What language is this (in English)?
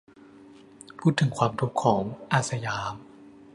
Thai